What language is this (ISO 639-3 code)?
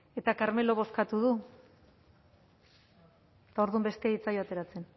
eus